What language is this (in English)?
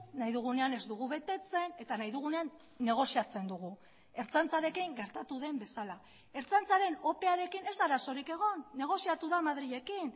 Basque